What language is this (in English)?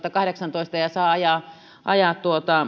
Finnish